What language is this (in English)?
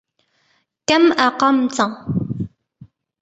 Arabic